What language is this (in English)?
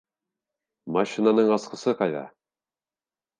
Bashkir